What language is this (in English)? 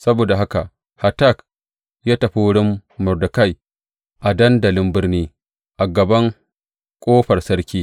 Hausa